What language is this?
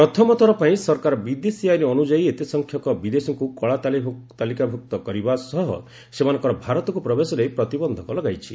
Odia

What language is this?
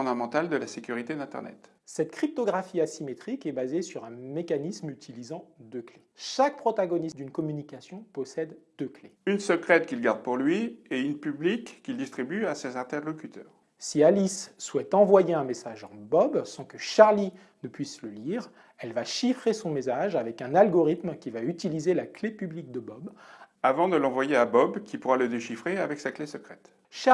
French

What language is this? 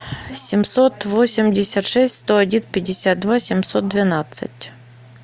Russian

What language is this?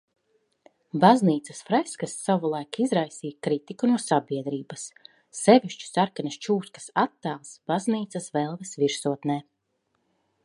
Latvian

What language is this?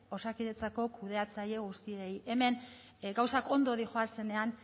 Basque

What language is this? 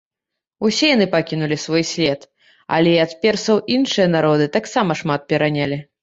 Belarusian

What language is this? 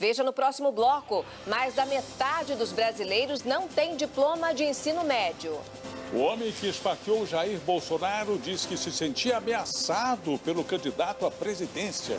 Portuguese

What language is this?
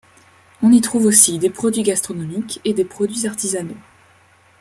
French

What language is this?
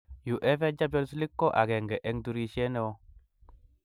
Kalenjin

